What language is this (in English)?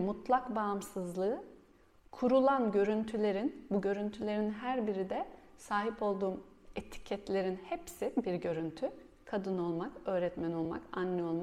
Turkish